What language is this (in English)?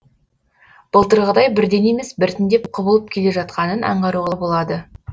Kazakh